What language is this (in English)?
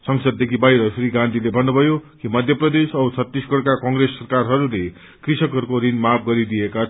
Nepali